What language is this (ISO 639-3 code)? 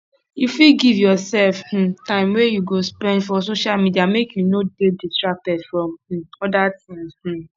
pcm